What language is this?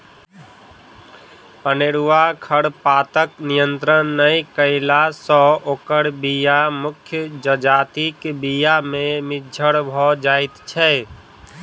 Maithili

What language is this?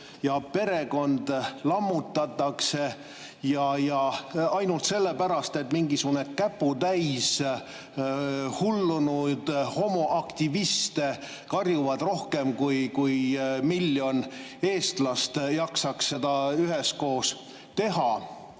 Estonian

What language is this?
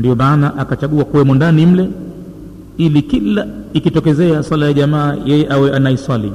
Swahili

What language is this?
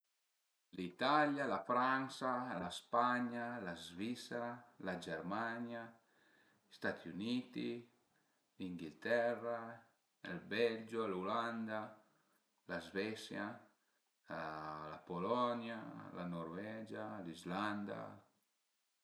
Piedmontese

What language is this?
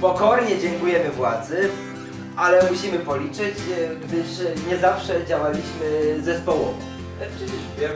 Polish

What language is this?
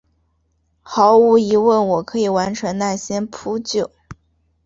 Chinese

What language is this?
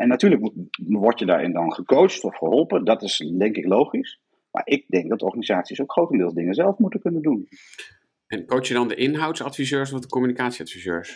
Dutch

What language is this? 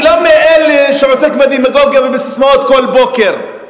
Hebrew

